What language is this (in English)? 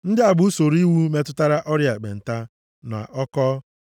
Igbo